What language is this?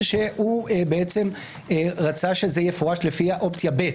Hebrew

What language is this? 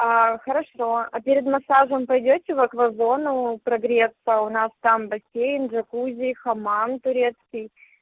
Russian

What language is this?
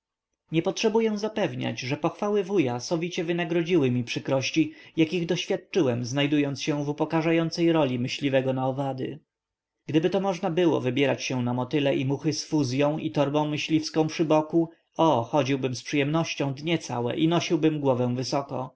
Polish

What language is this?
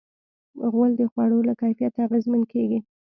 Pashto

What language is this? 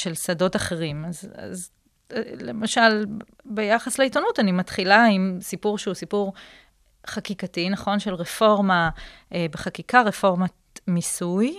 Hebrew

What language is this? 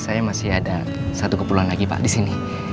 Indonesian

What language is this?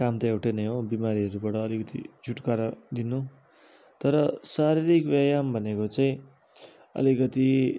Nepali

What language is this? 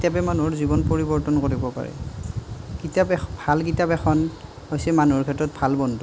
Assamese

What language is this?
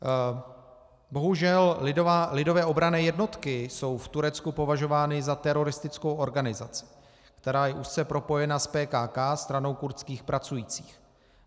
Czech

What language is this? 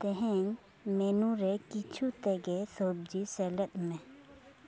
Santali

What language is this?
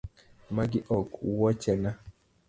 Luo (Kenya and Tanzania)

